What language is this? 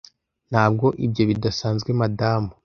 Kinyarwanda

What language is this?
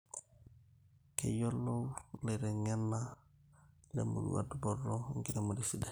Masai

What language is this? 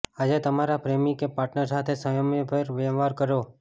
Gujarati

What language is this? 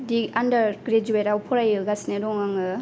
Bodo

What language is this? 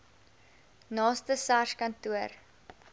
Afrikaans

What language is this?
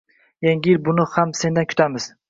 Uzbek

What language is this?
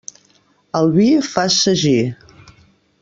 Catalan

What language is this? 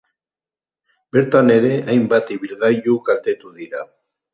Basque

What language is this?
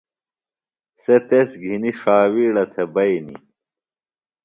Phalura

